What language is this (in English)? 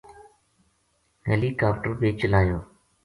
Gujari